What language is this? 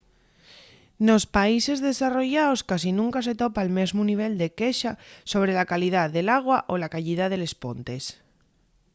Asturian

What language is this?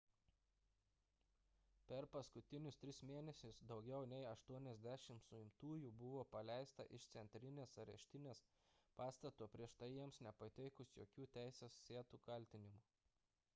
Lithuanian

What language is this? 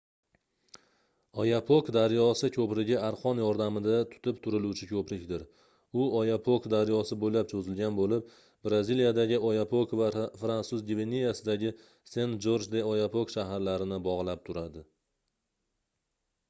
Uzbek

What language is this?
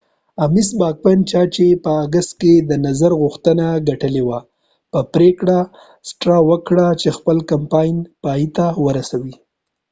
Pashto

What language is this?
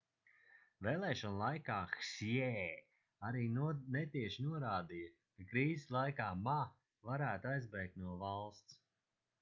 Latvian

